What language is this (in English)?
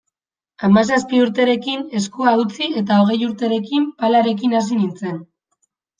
Basque